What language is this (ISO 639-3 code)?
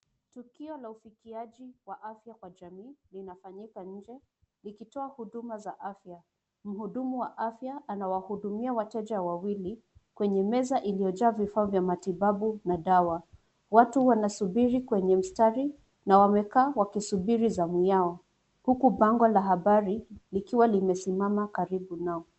swa